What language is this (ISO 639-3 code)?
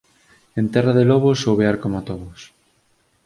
glg